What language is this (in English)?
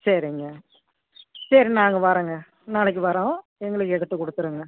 Tamil